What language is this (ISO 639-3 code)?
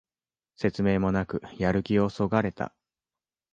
jpn